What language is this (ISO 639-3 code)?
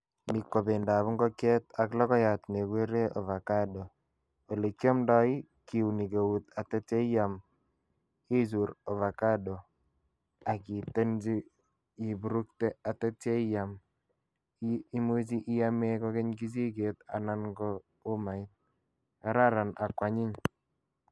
kln